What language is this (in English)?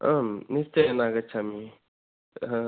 Sanskrit